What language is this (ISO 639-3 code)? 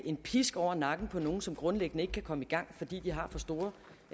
dan